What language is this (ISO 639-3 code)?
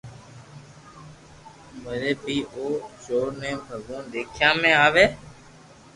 lrk